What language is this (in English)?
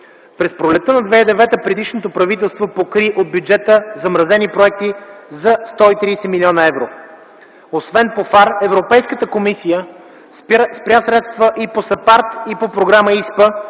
Bulgarian